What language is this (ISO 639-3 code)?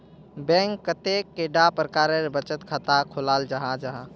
mag